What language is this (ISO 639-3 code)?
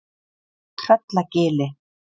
isl